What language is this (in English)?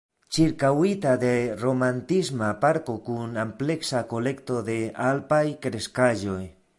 Esperanto